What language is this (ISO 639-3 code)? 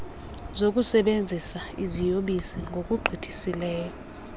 xho